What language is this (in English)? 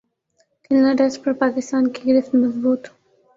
Urdu